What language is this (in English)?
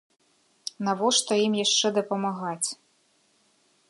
Belarusian